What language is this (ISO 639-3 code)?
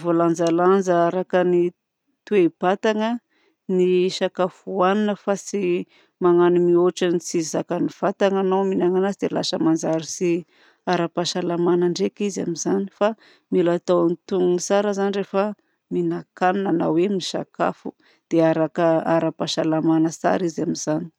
bzc